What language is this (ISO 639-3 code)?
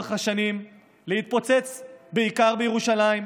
heb